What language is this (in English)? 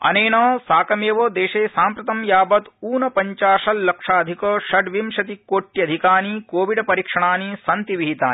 Sanskrit